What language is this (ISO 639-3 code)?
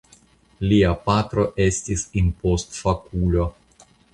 epo